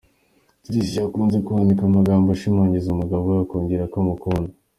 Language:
Kinyarwanda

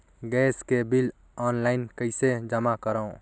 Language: Chhattisgarhi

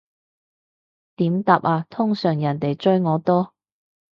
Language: Cantonese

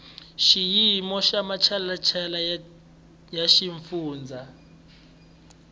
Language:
Tsonga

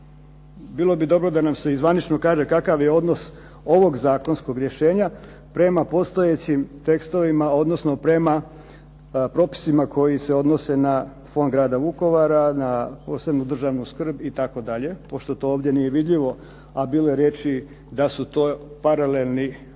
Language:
Croatian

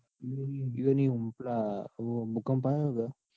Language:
Gujarati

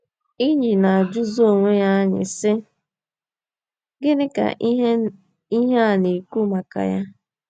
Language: Igbo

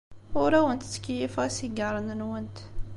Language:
Kabyle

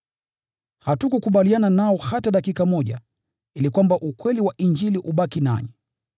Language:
Swahili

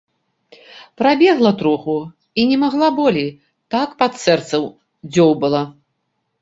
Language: Belarusian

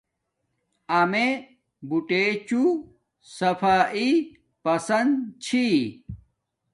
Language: Domaaki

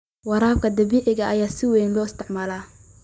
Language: Somali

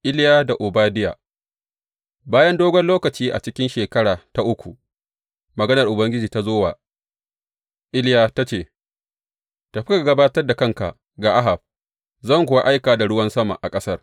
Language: Hausa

